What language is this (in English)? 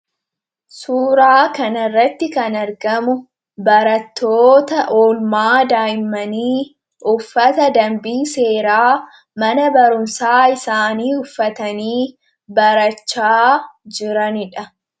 Oromo